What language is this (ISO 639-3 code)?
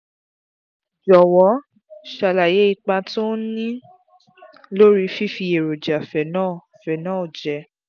yor